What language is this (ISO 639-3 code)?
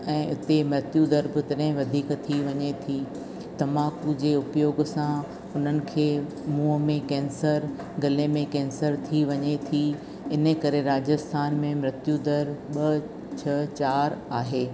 snd